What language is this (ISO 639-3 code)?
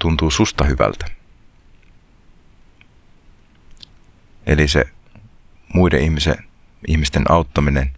fin